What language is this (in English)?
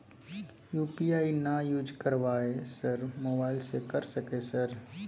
Maithili